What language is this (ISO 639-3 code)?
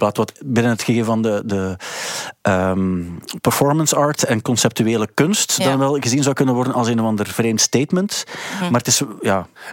nld